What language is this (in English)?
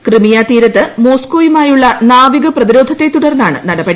Malayalam